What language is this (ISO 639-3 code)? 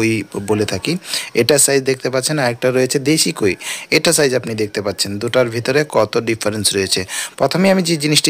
ben